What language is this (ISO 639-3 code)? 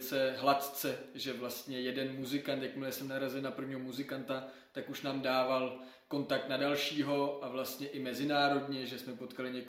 ces